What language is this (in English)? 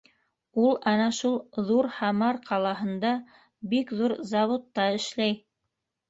Bashkir